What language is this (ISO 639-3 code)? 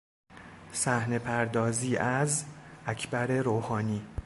fas